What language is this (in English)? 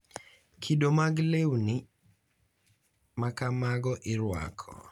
Luo (Kenya and Tanzania)